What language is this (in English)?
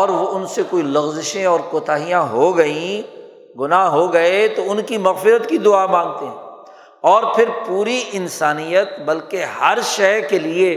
Urdu